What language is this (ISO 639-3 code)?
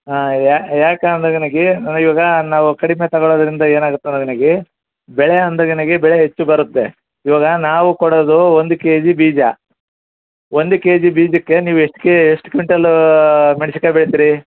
kan